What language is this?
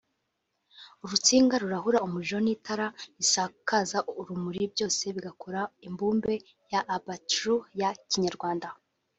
Kinyarwanda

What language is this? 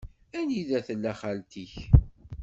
Kabyle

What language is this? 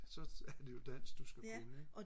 Danish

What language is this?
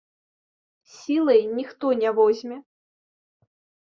Belarusian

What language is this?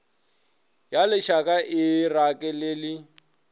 Northern Sotho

